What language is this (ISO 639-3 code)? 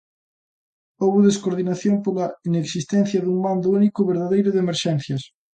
glg